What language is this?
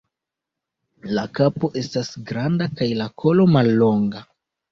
Esperanto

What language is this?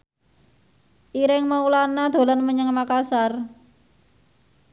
Javanese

